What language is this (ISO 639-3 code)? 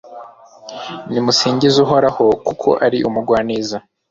kin